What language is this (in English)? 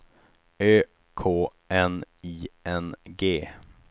Swedish